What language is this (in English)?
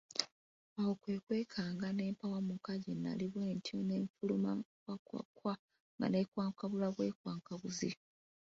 Ganda